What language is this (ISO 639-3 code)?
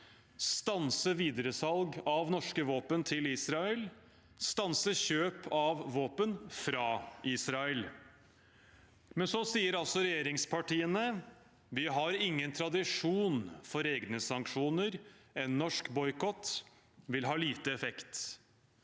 nor